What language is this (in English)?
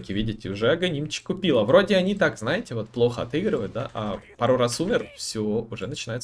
Russian